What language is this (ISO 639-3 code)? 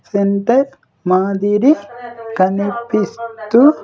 tel